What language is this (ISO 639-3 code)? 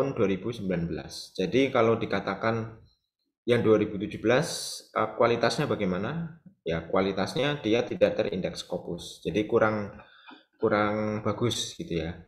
ind